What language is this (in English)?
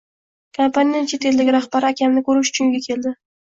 Uzbek